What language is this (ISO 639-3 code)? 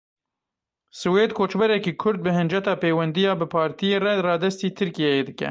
kur